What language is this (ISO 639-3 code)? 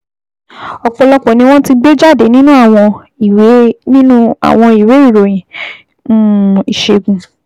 yor